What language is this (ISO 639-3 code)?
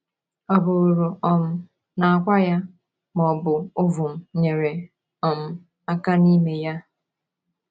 ibo